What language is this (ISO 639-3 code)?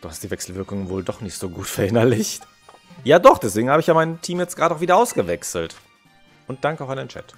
deu